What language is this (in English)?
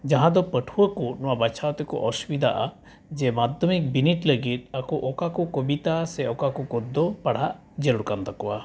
Santali